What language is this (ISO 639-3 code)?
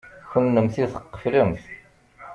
kab